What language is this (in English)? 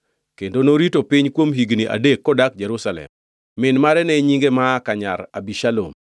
Luo (Kenya and Tanzania)